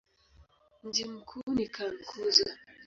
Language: Swahili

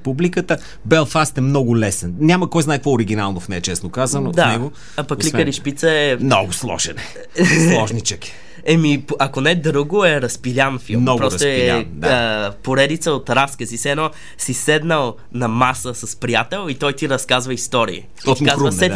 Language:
Bulgarian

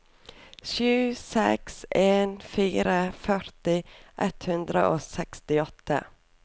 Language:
Norwegian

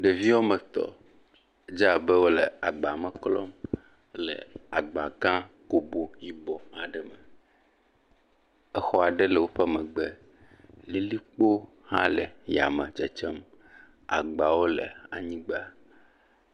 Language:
Ewe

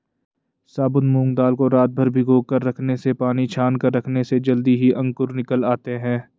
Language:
Hindi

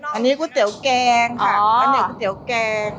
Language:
Thai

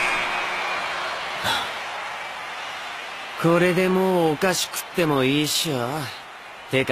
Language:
Japanese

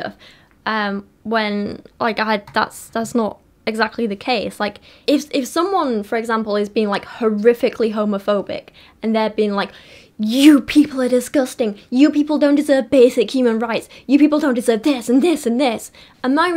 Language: English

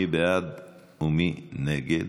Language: Hebrew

